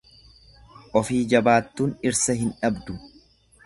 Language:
Oromo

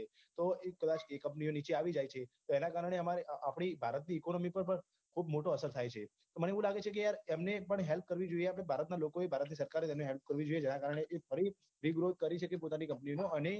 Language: Gujarati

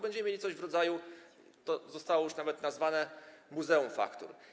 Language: Polish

